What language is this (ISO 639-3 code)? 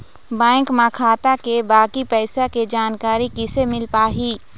hne